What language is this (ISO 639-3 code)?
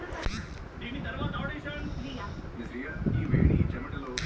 tel